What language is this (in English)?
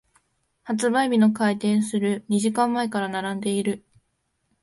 Japanese